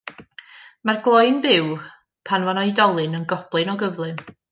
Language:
Welsh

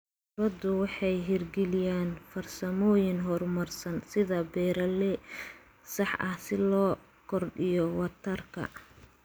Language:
Somali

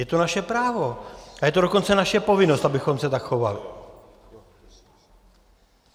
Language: Czech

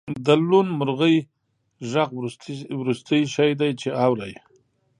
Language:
Pashto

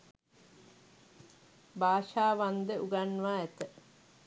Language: Sinhala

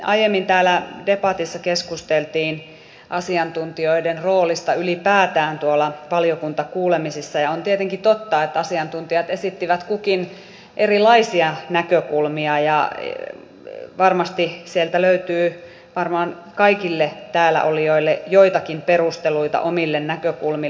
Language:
Finnish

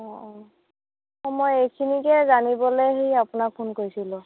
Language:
Assamese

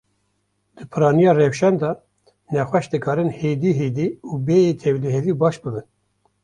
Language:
Kurdish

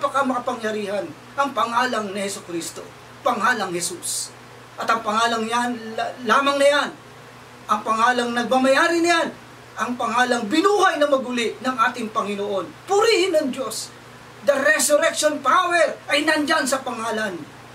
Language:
Filipino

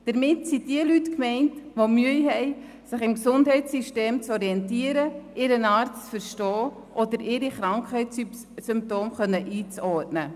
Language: Swiss German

